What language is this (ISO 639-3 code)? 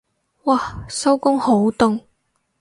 yue